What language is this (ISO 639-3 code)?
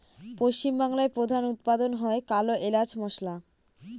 ben